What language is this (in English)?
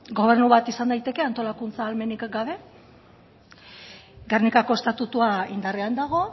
Basque